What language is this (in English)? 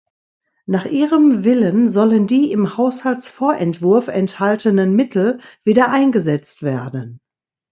German